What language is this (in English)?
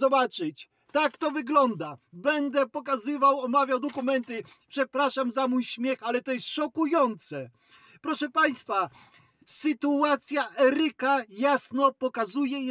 Polish